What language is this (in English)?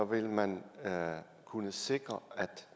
Danish